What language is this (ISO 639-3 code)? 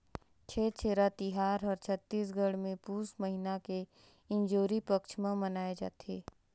hne